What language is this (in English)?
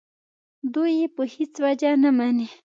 Pashto